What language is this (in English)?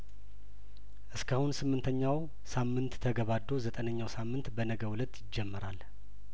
Amharic